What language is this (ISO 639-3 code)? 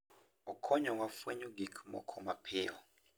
luo